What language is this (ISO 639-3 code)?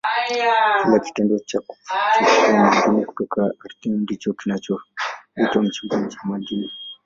swa